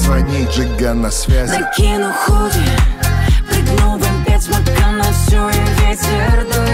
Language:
Russian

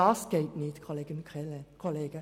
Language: Swiss German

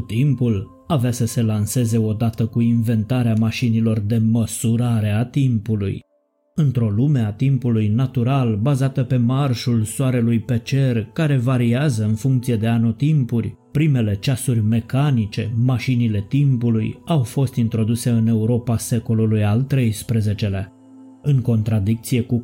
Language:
Romanian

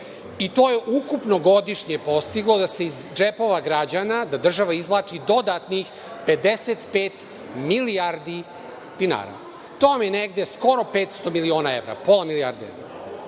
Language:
Serbian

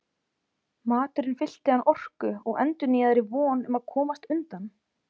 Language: Icelandic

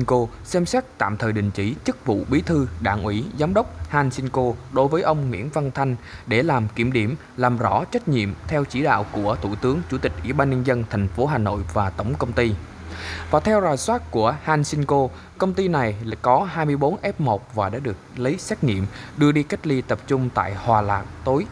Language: Vietnamese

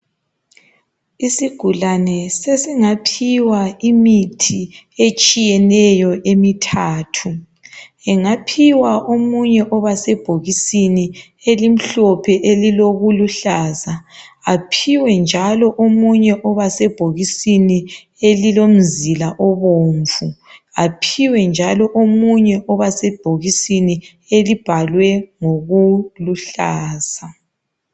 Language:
North Ndebele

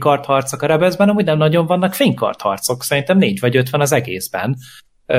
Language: Hungarian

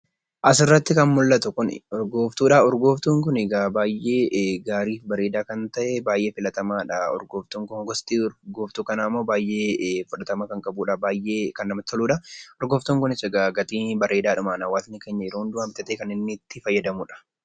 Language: Oromo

